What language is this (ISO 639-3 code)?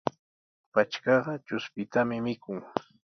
qws